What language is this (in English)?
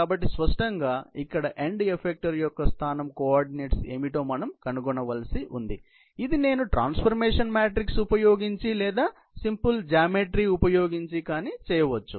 Telugu